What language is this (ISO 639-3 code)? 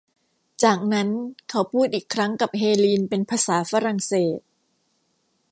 tha